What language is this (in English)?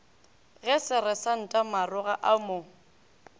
Northern Sotho